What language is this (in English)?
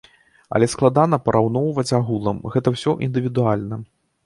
Belarusian